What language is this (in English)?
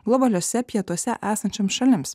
Lithuanian